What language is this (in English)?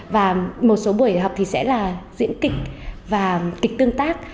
Vietnamese